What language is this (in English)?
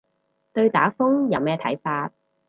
Cantonese